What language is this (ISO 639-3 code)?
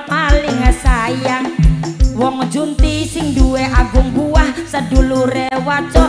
ind